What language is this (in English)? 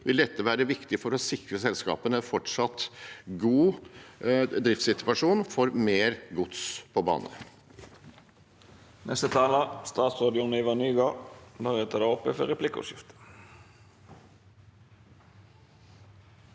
Norwegian